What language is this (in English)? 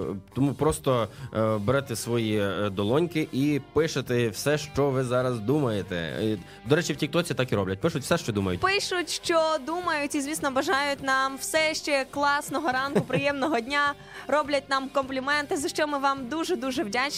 Ukrainian